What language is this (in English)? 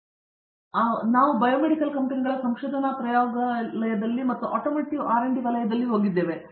Kannada